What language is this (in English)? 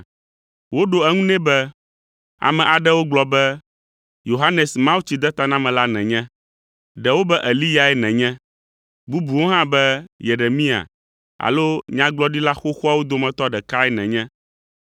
Ewe